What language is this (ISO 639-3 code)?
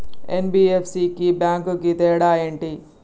tel